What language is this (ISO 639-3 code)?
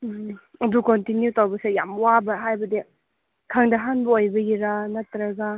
mni